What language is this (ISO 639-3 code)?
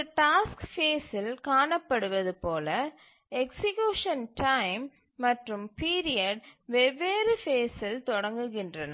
tam